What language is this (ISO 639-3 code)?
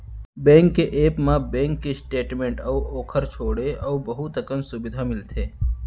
hne